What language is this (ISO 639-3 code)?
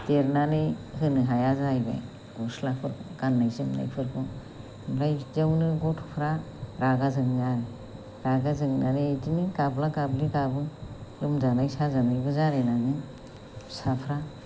brx